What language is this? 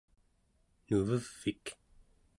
Central Yupik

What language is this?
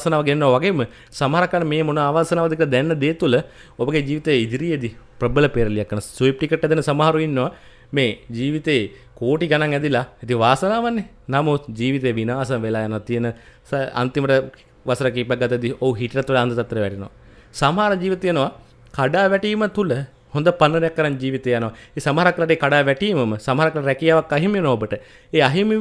Indonesian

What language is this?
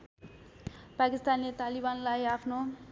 Nepali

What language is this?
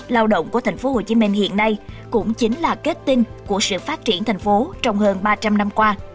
Vietnamese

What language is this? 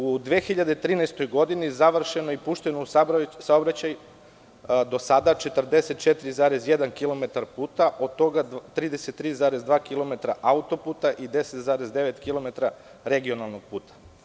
Serbian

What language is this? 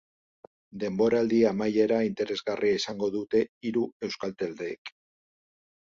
Basque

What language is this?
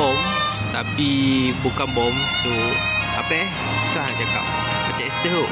Malay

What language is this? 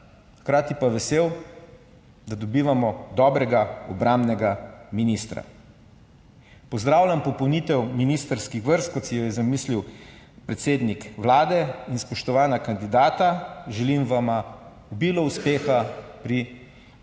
Slovenian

